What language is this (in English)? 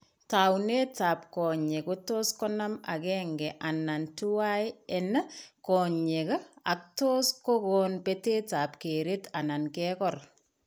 Kalenjin